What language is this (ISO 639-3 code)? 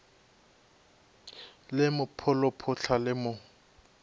nso